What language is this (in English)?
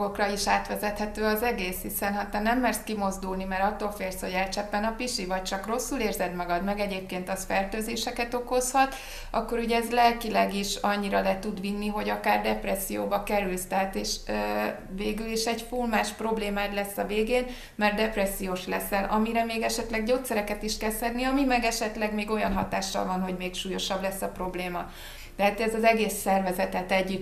Hungarian